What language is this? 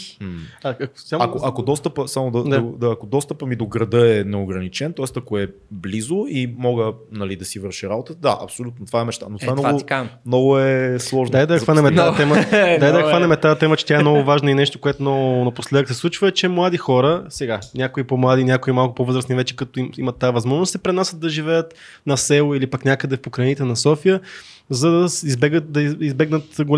Bulgarian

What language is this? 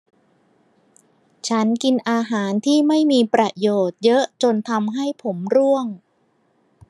Thai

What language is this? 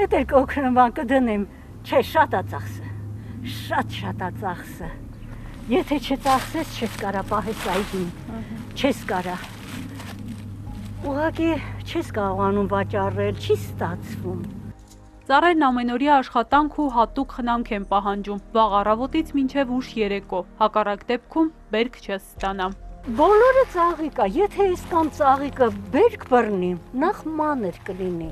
Romanian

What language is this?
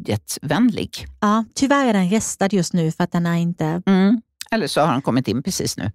Swedish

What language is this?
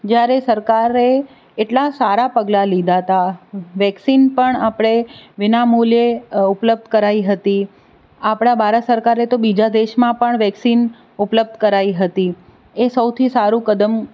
Gujarati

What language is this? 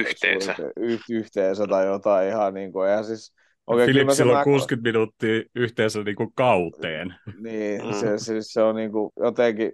Finnish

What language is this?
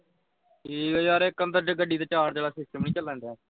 Punjabi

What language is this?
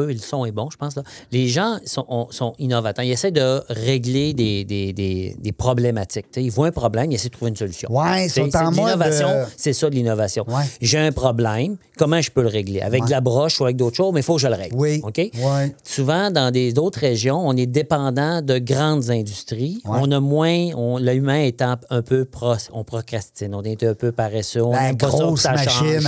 French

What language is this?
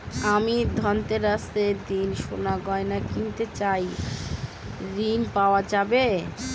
Bangla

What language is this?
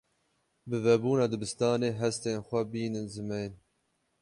Kurdish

